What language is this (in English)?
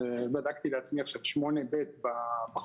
Hebrew